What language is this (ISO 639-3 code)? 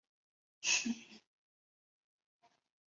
zho